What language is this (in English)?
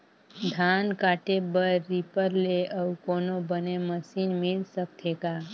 Chhattisgarhi